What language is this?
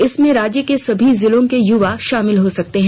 Hindi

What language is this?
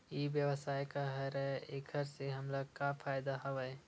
Chhattisgarhi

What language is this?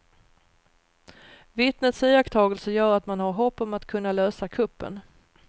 Swedish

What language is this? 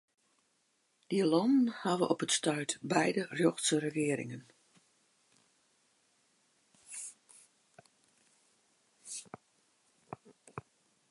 Western Frisian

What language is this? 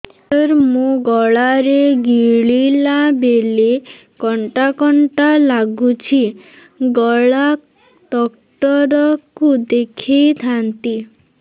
Odia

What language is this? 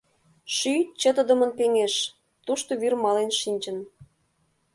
Mari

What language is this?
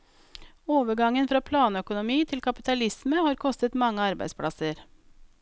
Norwegian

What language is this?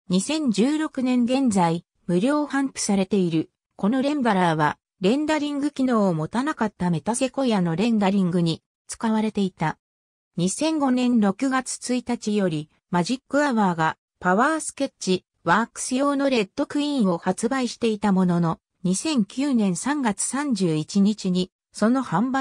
Japanese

